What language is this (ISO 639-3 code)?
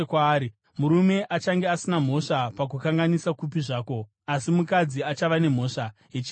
sna